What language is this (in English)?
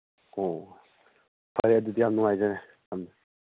Manipuri